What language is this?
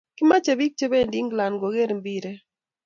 Kalenjin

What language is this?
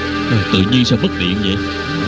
Vietnamese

